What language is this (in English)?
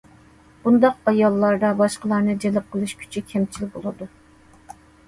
Uyghur